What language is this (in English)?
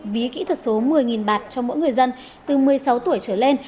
Vietnamese